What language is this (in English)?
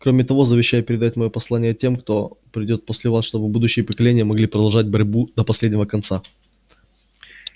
Russian